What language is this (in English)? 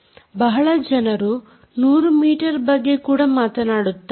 Kannada